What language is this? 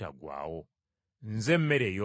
Ganda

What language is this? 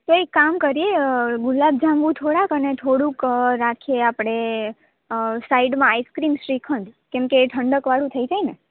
Gujarati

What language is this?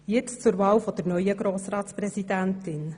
Swiss German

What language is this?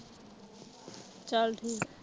Punjabi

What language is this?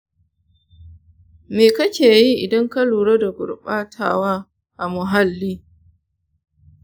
Hausa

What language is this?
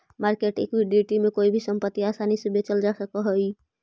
Magahi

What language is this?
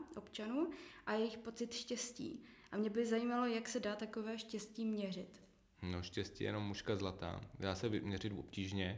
Czech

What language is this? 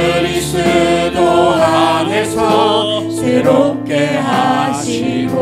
Korean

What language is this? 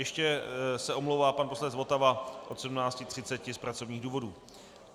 Czech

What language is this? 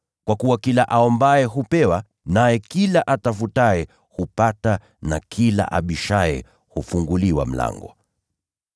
Swahili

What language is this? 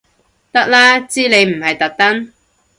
Cantonese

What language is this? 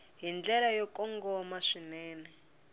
Tsonga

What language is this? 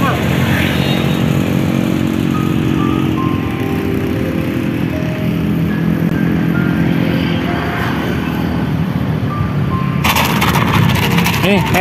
Indonesian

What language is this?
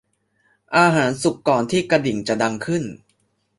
Thai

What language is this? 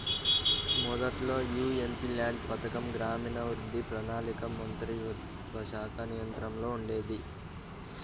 Telugu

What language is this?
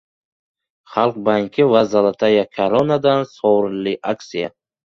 Uzbek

